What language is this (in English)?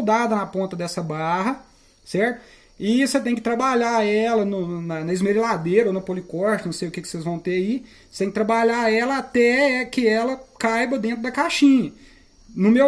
Portuguese